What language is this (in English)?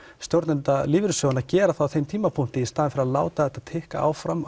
Icelandic